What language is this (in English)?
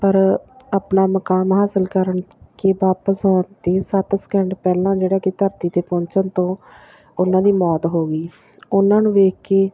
Punjabi